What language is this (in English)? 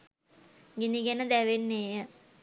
Sinhala